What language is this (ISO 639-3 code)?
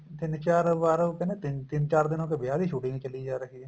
pan